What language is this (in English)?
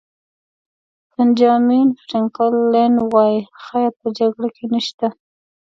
Pashto